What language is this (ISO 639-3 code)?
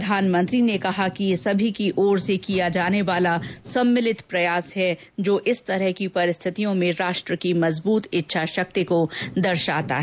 hin